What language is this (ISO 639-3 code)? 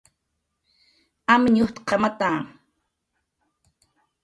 jqr